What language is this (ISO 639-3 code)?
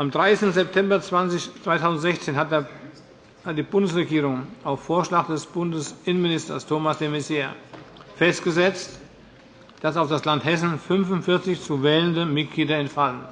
deu